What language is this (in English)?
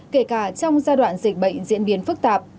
Vietnamese